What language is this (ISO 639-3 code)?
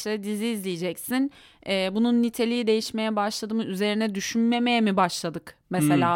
tur